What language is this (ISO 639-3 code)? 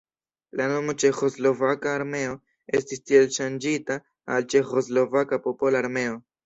epo